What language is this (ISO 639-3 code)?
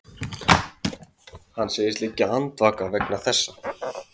isl